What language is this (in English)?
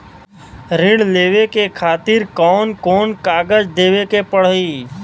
Bhojpuri